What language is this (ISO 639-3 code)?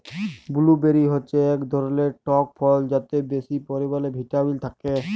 ben